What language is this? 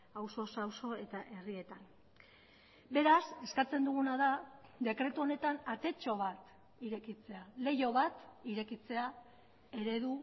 Basque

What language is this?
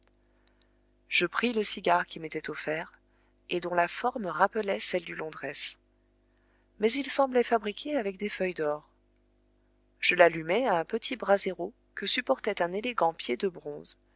French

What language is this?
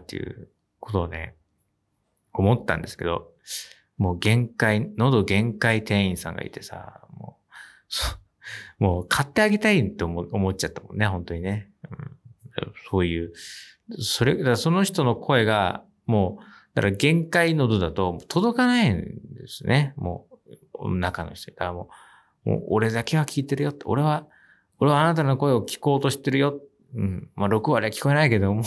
Japanese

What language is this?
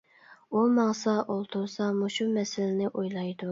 Uyghur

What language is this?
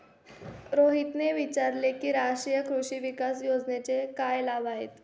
Marathi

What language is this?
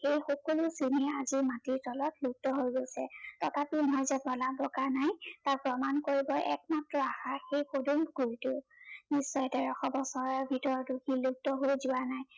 Assamese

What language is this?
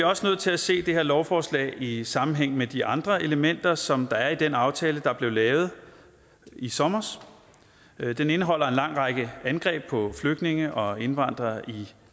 Danish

